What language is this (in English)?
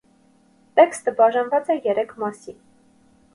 Armenian